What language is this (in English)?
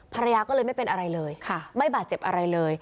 Thai